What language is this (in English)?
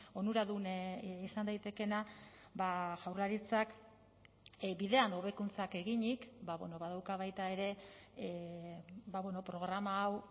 Basque